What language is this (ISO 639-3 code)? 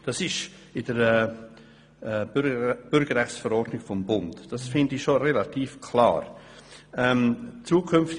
gsw